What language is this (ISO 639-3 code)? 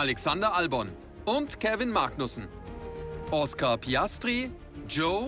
deu